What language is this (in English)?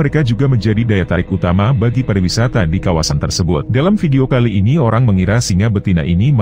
Indonesian